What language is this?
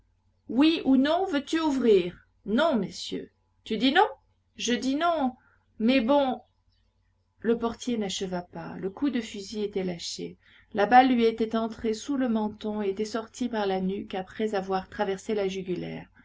French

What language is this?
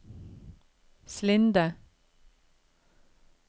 Norwegian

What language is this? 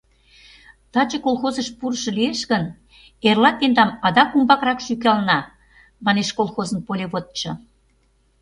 Mari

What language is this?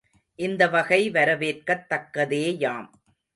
Tamil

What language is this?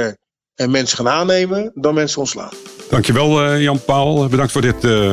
Dutch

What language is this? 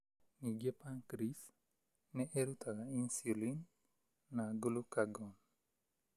Kikuyu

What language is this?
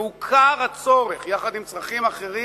Hebrew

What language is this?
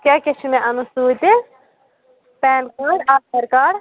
Kashmiri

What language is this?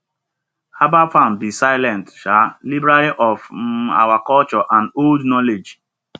Nigerian Pidgin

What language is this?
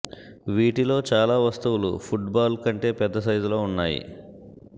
Telugu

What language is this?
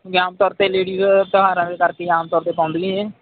Punjabi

